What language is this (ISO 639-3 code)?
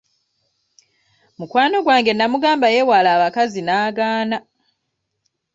lug